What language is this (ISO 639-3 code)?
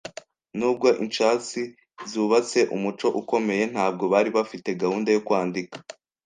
kin